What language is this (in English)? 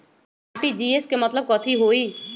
Magahi